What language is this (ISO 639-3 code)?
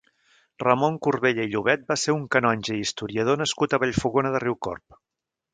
cat